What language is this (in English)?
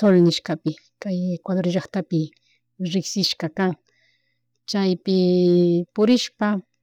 Chimborazo Highland Quichua